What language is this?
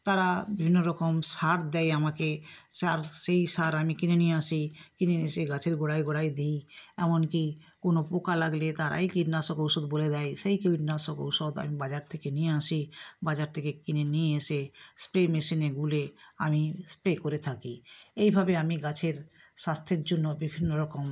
Bangla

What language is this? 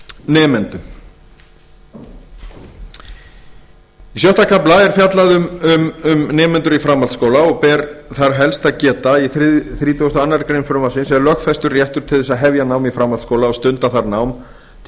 Icelandic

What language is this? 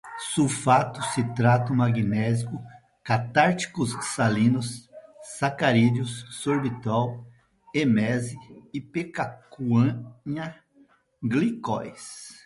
Portuguese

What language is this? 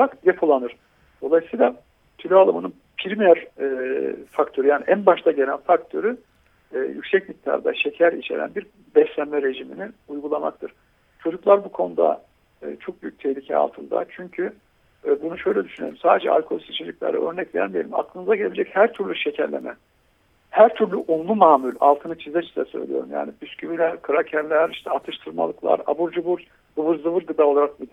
Turkish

